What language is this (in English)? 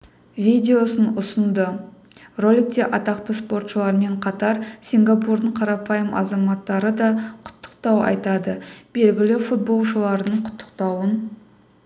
Kazakh